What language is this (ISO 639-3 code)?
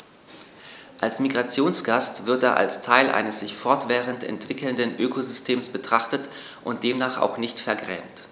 deu